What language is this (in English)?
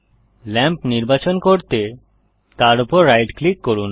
Bangla